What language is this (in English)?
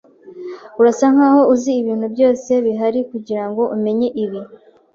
Kinyarwanda